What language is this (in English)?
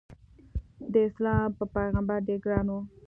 Pashto